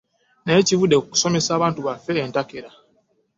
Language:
Ganda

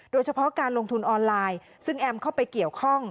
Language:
Thai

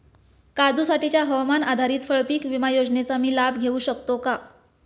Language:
Marathi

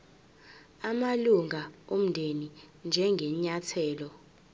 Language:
Zulu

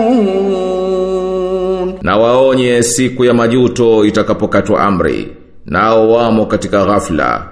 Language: Swahili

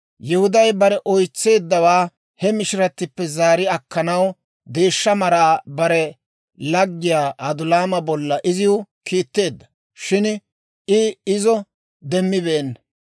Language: Dawro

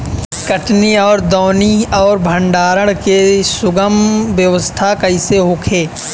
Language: Bhojpuri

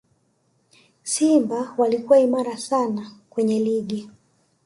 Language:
Swahili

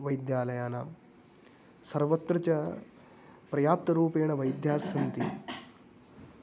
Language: Sanskrit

